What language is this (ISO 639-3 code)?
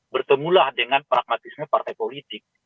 ind